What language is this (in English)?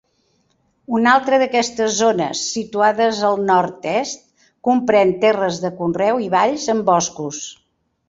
Catalan